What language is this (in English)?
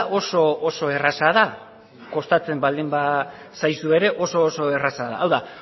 Basque